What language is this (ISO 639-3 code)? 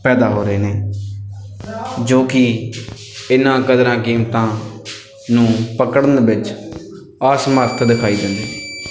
pan